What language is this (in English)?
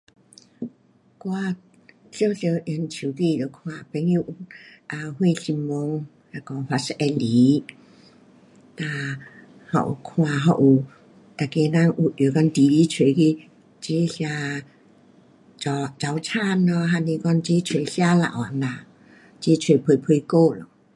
Pu-Xian Chinese